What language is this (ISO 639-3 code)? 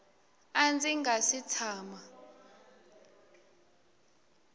tso